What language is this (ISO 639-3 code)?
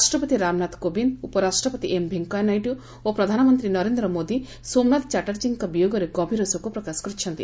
ori